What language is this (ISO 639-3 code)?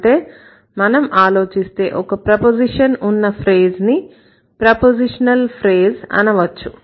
tel